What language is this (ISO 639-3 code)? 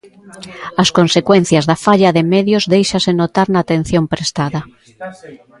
glg